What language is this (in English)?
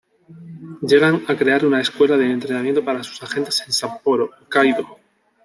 Spanish